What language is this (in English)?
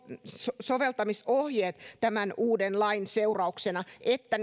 Finnish